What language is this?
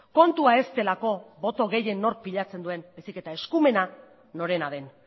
Basque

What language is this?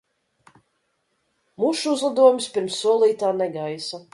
Latvian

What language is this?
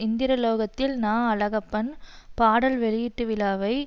Tamil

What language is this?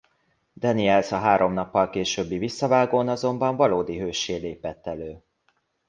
Hungarian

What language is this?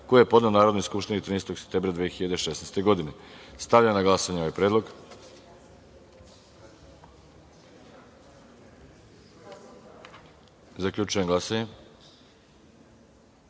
Serbian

